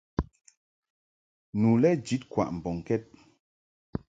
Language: Mungaka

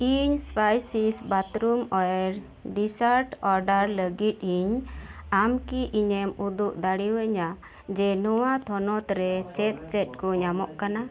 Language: Santali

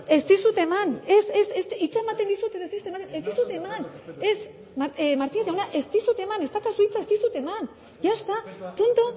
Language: Basque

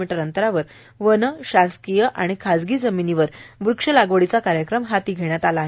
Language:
Marathi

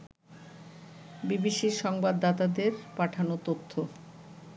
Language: Bangla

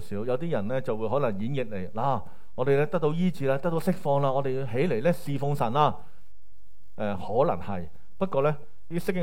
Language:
Chinese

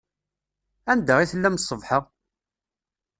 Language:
Kabyle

